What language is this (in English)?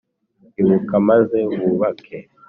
Kinyarwanda